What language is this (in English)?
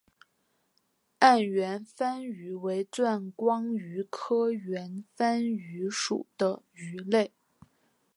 Chinese